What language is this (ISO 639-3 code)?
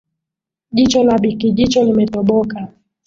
swa